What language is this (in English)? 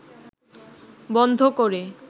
Bangla